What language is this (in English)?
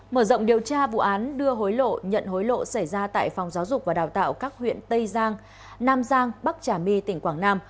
Vietnamese